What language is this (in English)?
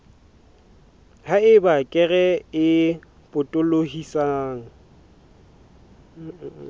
Southern Sotho